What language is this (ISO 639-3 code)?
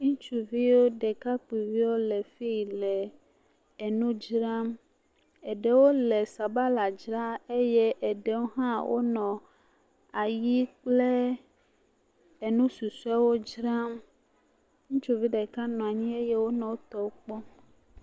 ewe